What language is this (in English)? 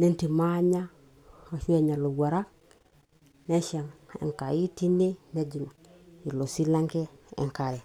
Masai